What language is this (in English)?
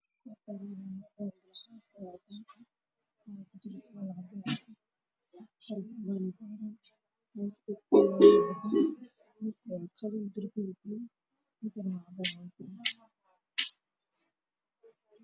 Somali